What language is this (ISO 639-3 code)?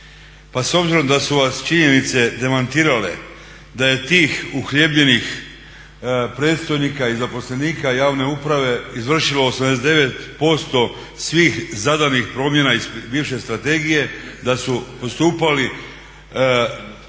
hrv